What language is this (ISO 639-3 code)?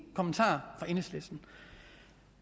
dan